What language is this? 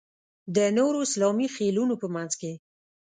Pashto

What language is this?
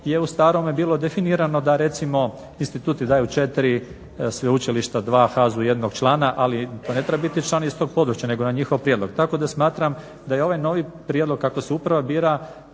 Croatian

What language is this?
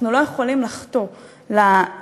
Hebrew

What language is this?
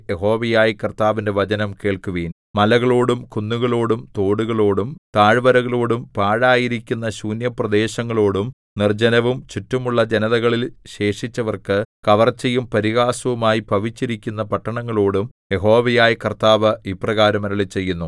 Malayalam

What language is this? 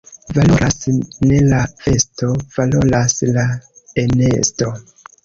Esperanto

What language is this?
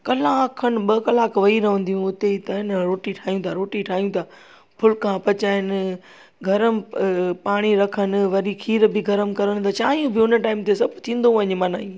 Sindhi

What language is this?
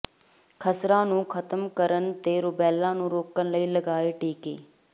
Punjabi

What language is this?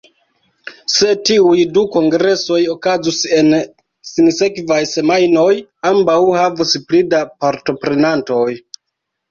Esperanto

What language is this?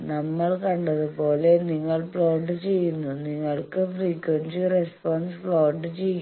Malayalam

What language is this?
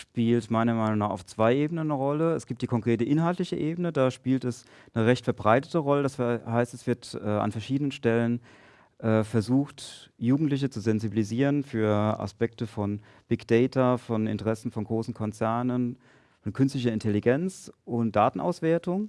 German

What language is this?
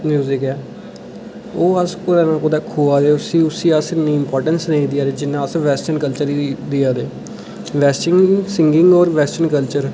Dogri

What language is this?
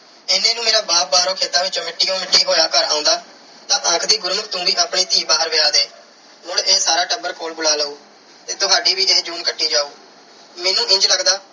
Punjabi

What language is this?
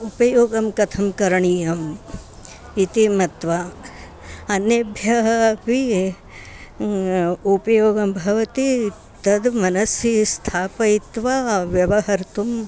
Sanskrit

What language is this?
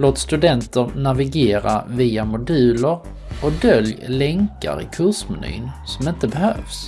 Swedish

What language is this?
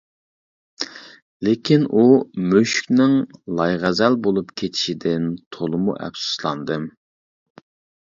Uyghur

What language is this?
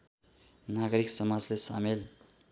Nepali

